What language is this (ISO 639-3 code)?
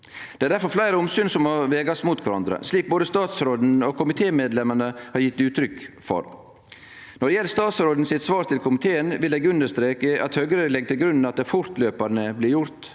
nor